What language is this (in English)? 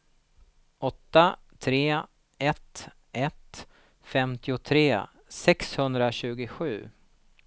Swedish